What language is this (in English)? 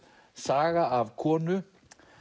Icelandic